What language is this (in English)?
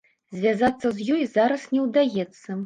Belarusian